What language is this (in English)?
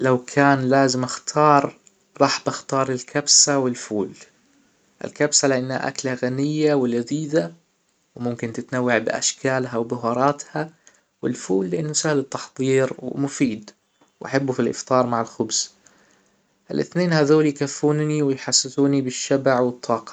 Hijazi Arabic